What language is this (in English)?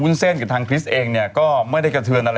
Thai